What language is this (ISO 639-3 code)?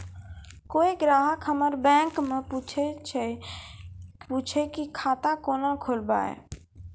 mai